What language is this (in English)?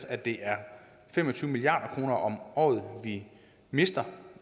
Danish